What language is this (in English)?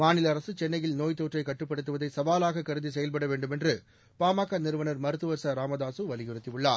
Tamil